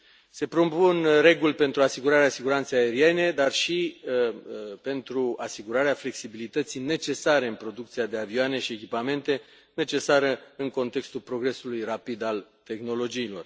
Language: Romanian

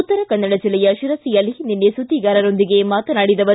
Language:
Kannada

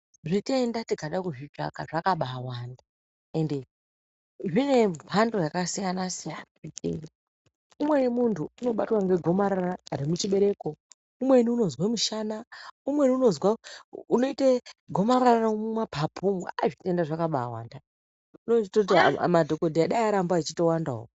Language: Ndau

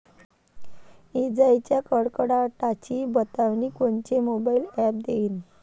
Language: Marathi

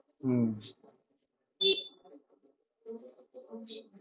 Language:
Bangla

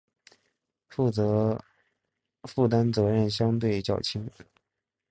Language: Chinese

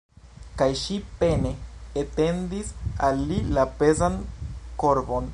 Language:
Esperanto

